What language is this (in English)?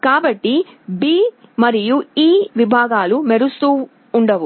Telugu